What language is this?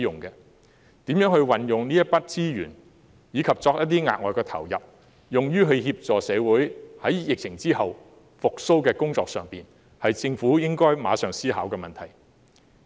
Cantonese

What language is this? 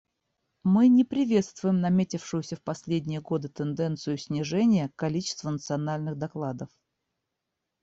Russian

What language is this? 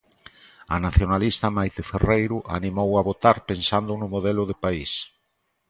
Galician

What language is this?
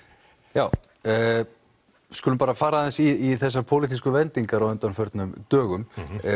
Icelandic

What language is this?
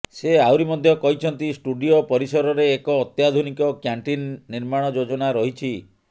Odia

